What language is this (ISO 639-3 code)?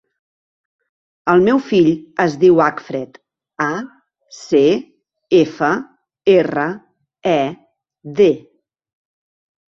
cat